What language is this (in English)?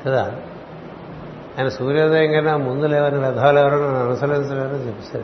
Telugu